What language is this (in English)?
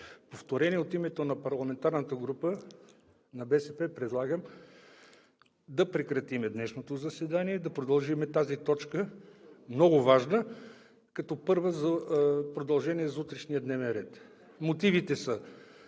Bulgarian